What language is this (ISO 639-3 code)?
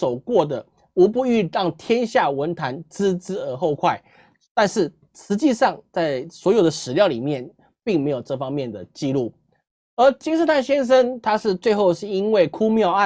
zho